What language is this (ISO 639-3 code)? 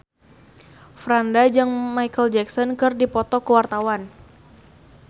sun